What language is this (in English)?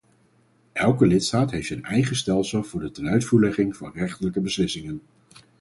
Dutch